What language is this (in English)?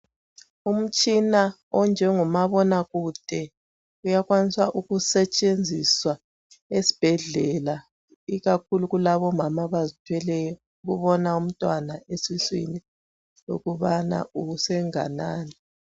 North Ndebele